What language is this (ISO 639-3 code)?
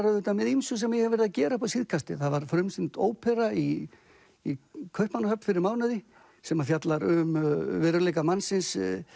isl